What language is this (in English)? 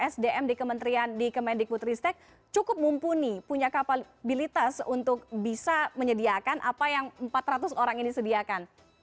Indonesian